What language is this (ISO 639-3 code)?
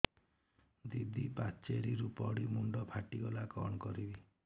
ori